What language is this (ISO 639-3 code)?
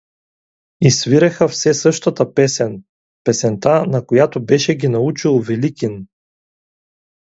bul